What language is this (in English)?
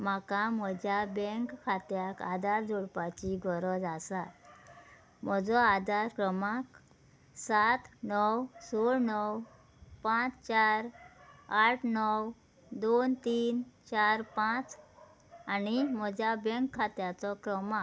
Konkani